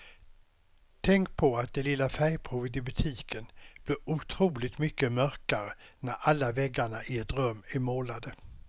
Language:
Swedish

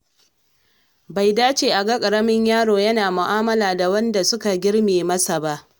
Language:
Hausa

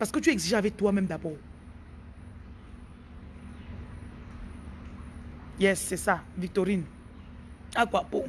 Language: French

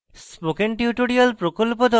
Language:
Bangla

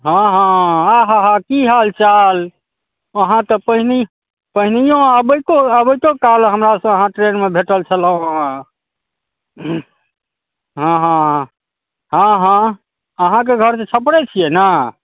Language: Maithili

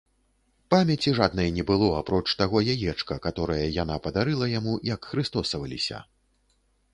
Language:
Belarusian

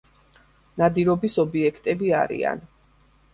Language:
Georgian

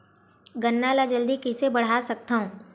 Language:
Chhattisgarhi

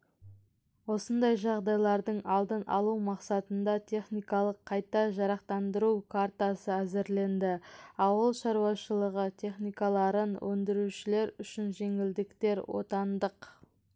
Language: Kazakh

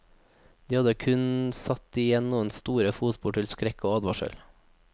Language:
Norwegian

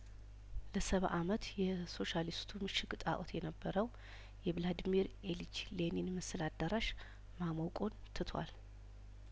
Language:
Amharic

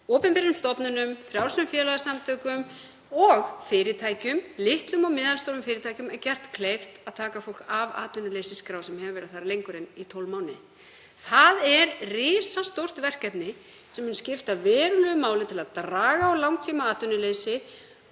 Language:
Icelandic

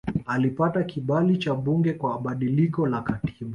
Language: Swahili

